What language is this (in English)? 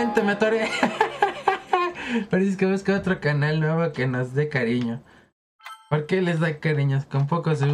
Spanish